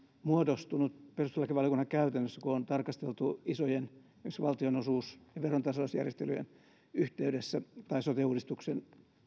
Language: Finnish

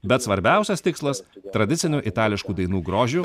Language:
Lithuanian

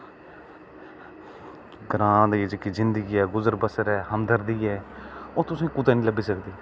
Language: Dogri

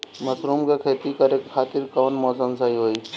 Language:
Bhojpuri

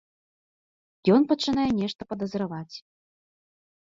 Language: Belarusian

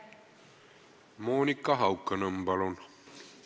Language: Estonian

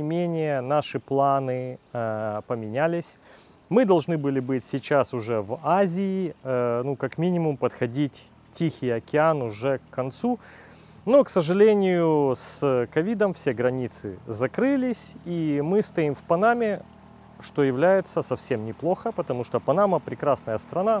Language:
Russian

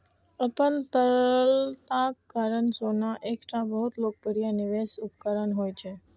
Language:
Maithili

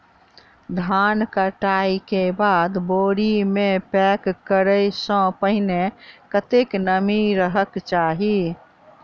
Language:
Maithili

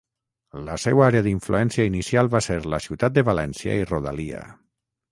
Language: Catalan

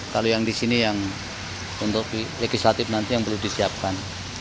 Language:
Indonesian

